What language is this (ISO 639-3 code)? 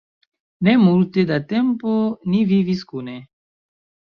epo